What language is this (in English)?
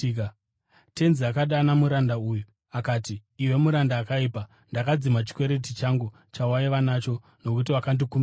Shona